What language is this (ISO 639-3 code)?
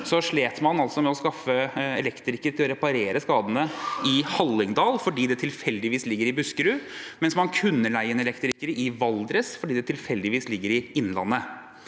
nor